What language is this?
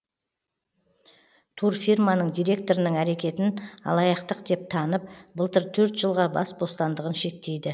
Kazakh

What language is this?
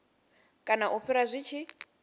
Venda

